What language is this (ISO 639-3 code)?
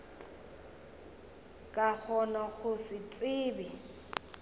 nso